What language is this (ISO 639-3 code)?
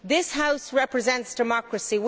eng